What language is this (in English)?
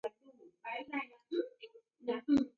Taita